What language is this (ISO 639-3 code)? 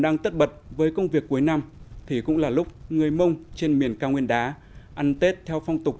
vie